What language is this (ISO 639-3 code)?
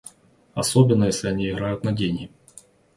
rus